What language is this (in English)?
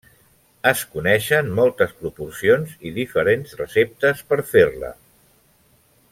Catalan